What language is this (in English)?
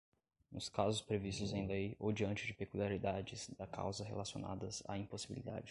Portuguese